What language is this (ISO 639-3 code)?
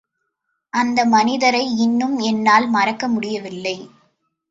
tam